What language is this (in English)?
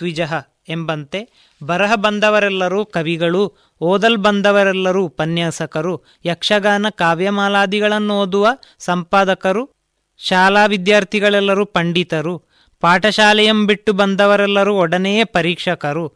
Kannada